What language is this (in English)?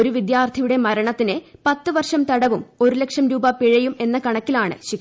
Malayalam